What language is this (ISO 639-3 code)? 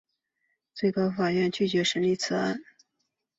zho